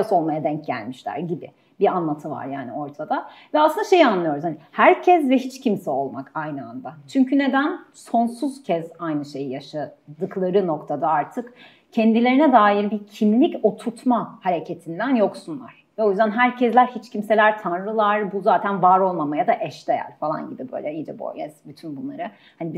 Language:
Turkish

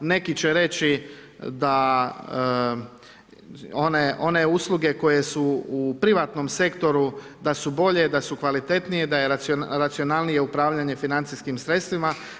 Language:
Croatian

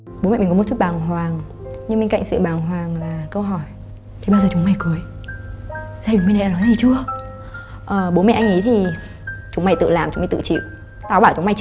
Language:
Vietnamese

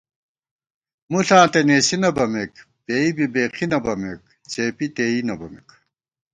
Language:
Gawar-Bati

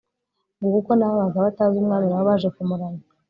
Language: Kinyarwanda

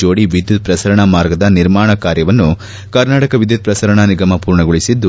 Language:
Kannada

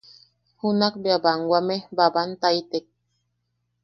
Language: Yaqui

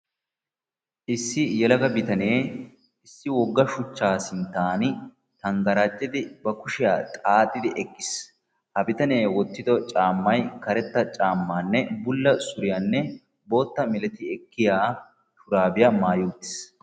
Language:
Wolaytta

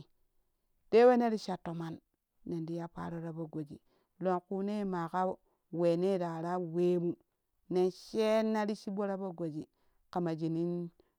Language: Kushi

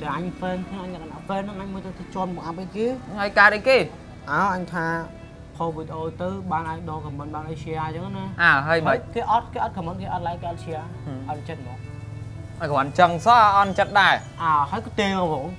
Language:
Vietnamese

